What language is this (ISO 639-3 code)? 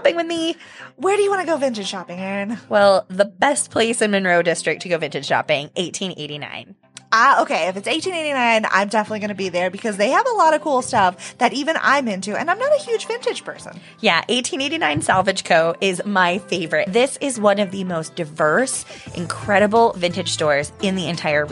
eng